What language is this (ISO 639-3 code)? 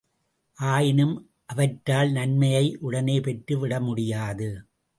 tam